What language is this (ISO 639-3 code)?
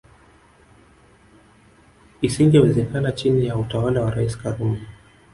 swa